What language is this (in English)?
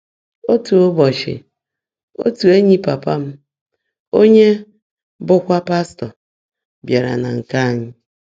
Igbo